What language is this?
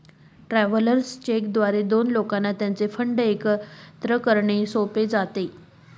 Marathi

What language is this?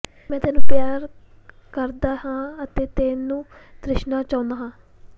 Punjabi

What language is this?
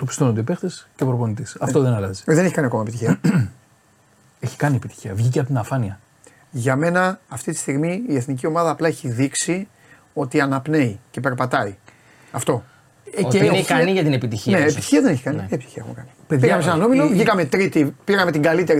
Greek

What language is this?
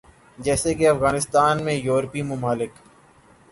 Urdu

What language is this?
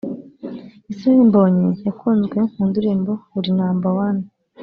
Kinyarwanda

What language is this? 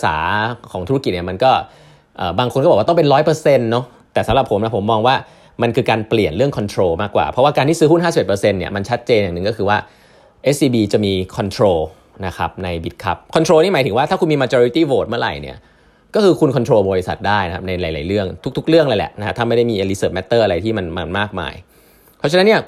Thai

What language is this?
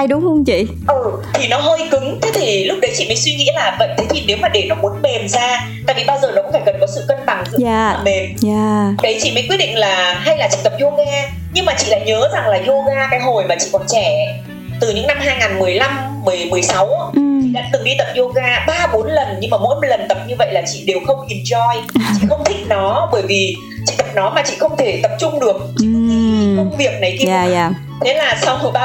Vietnamese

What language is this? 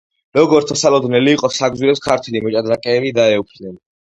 Georgian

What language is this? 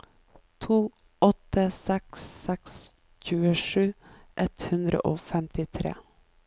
Norwegian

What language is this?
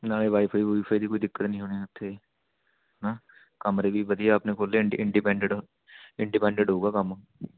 Punjabi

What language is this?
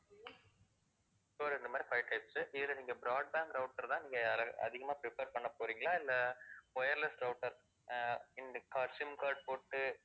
Tamil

